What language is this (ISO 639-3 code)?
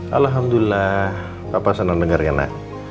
ind